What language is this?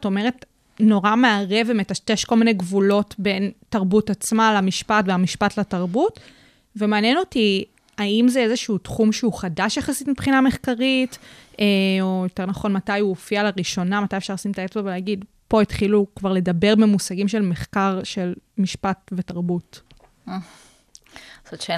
Hebrew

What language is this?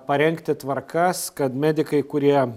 Lithuanian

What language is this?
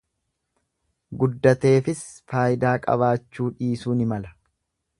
Oromo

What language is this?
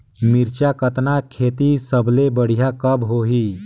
Chhattisgarhi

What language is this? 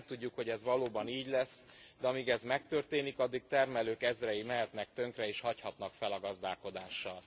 Hungarian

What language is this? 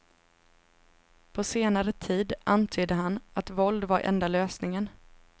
Swedish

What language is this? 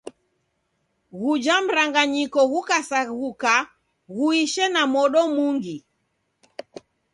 Taita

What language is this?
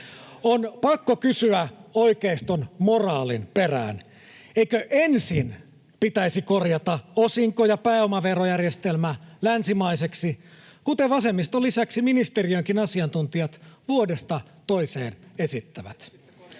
Finnish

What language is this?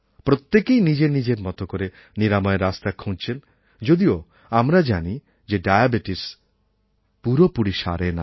Bangla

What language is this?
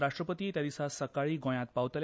Konkani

